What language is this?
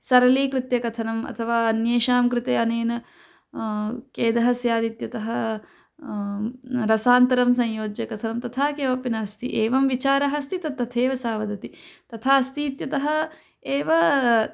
Sanskrit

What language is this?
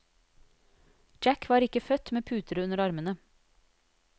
Norwegian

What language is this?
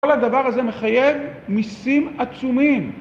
Hebrew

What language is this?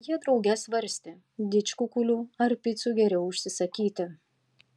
Lithuanian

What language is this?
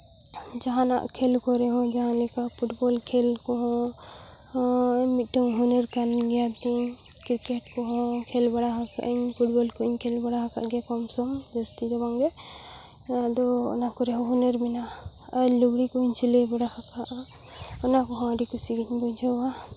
Santali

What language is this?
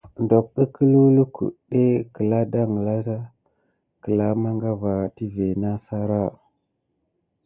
Gidar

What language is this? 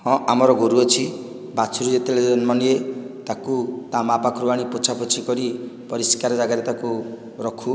Odia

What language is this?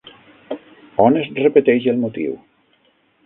Catalan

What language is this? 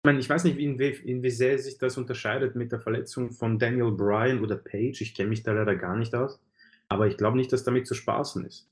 German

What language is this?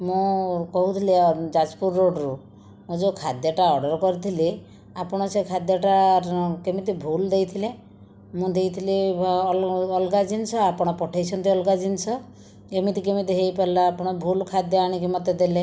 Odia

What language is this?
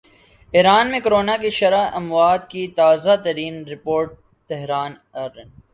Urdu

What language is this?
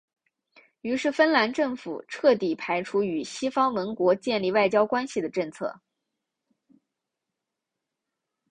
Chinese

